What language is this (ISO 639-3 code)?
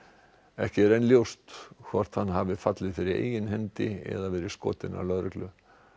isl